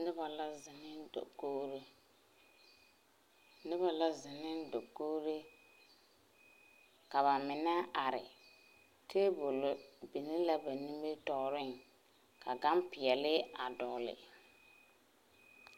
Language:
Southern Dagaare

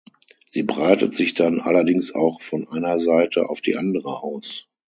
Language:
German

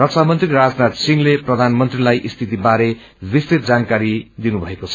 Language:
Nepali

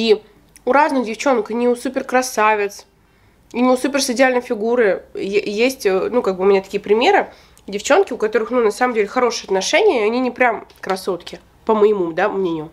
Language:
Russian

